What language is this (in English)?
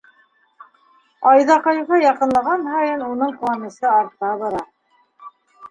Bashkir